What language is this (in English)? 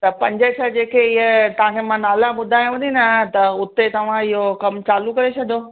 Sindhi